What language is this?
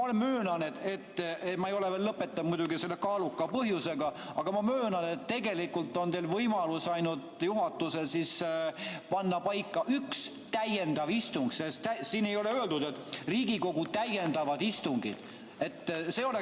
Estonian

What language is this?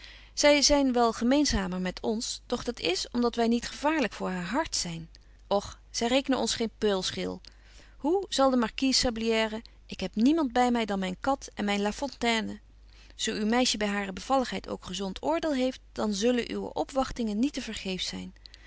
Dutch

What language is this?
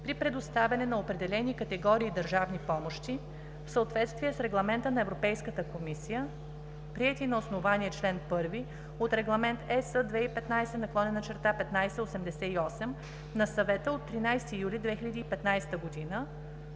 Bulgarian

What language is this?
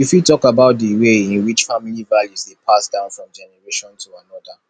Nigerian Pidgin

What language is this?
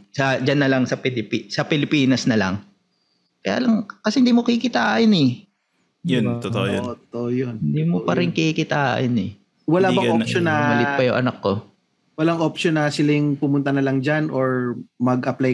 Filipino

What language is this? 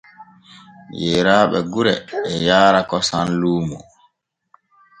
Borgu Fulfulde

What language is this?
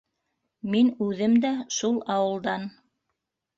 Bashkir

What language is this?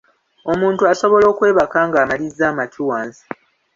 Ganda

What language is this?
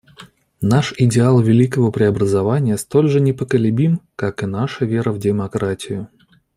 Russian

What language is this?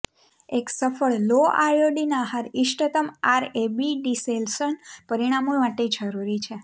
Gujarati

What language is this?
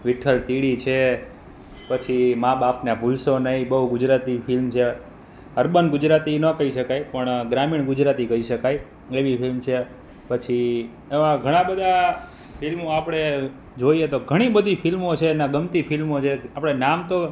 Gujarati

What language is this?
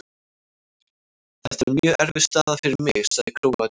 Icelandic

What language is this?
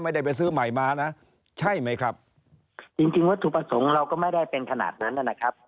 Thai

